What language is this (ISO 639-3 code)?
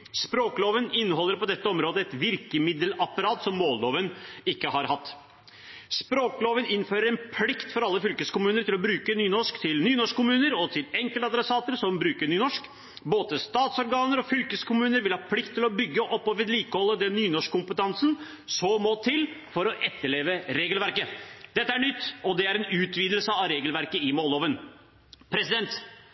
nob